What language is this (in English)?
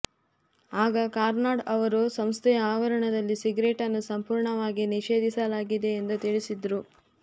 Kannada